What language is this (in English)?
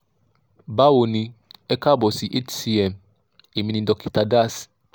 Yoruba